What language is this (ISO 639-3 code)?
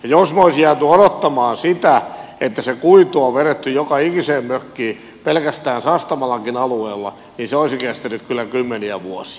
fin